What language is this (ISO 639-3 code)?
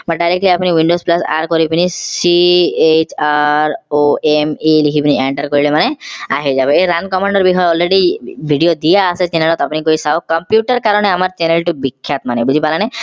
asm